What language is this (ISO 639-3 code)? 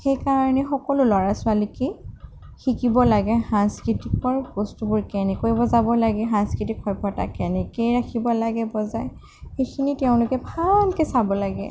asm